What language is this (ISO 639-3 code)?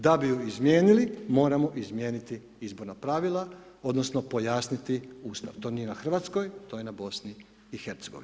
hrv